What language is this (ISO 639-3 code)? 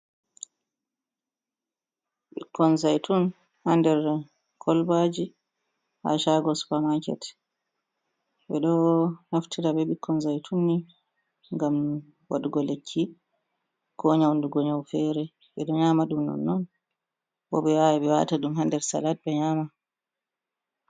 ful